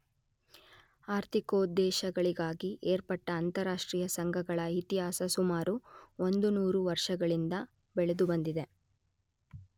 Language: Kannada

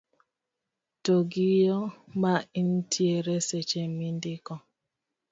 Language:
Luo (Kenya and Tanzania)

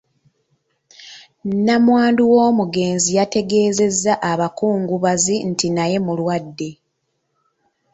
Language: Ganda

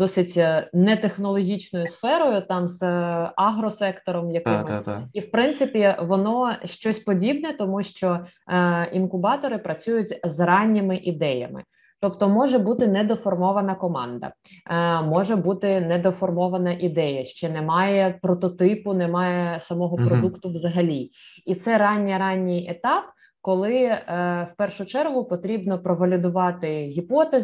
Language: Ukrainian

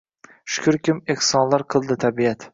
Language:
Uzbek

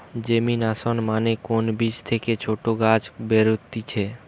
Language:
Bangla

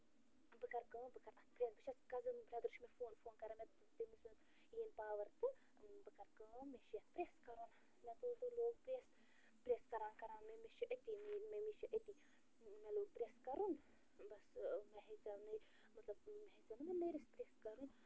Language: Kashmiri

